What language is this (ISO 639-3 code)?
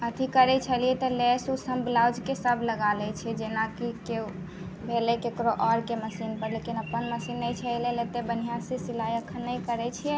mai